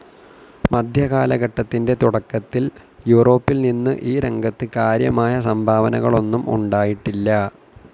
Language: Malayalam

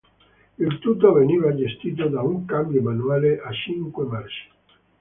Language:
Italian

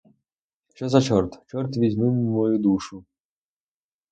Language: Ukrainian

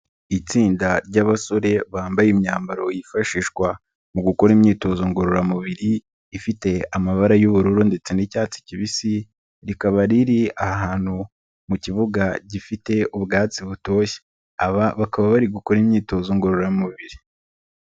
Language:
Kinyarwanda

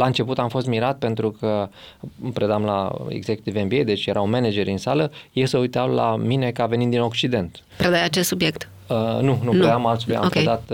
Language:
Romanian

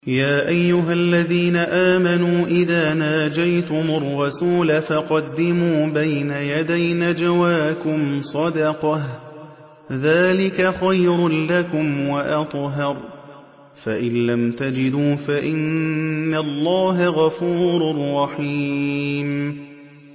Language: Arabic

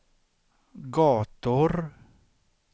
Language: Swedish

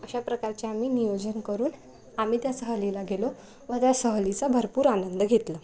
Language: Marathi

